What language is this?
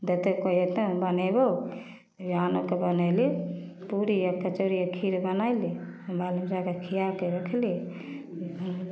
Maithili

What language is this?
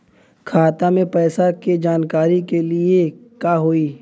Bhojpuri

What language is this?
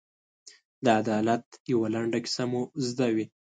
Pashto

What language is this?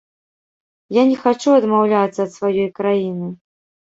Belarusian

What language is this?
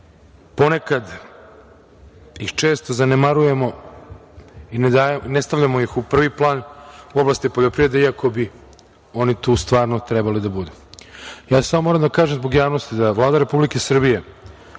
Serbian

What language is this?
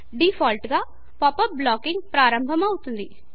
Telugu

